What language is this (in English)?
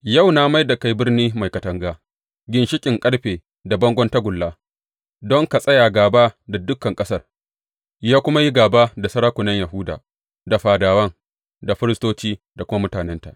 Hausa